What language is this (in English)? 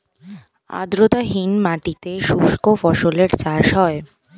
Bangla